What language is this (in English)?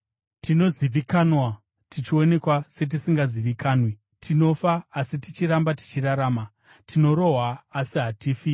Shona